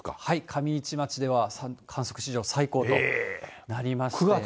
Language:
Japanese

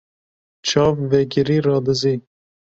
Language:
Kurdish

